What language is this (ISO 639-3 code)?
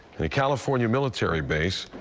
eng